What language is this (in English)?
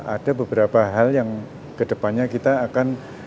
Indonesian